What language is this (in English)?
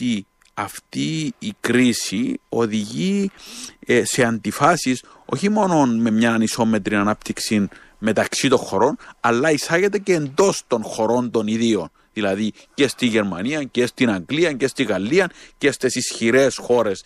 Greek